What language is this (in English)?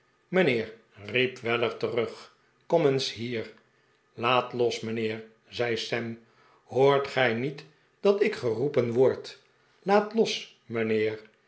Dutch